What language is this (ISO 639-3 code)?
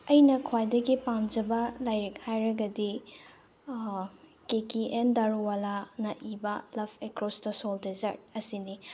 mni